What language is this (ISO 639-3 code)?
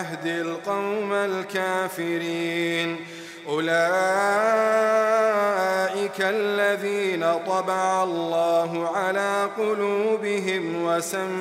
ara